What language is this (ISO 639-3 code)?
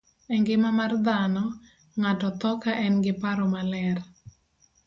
luo